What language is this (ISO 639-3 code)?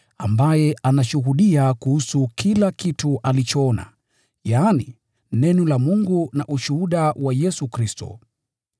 swa